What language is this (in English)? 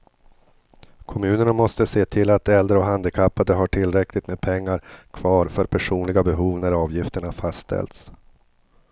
Swedish